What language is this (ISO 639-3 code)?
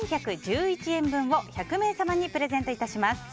jpn